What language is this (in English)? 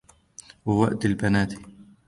Arabic